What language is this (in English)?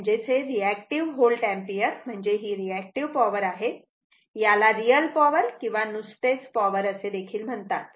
Marathi